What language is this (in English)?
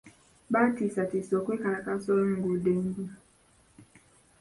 Ganda